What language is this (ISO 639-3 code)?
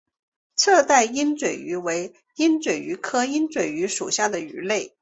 zho